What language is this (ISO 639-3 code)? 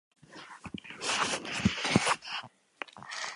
eus